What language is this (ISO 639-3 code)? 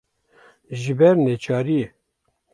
kur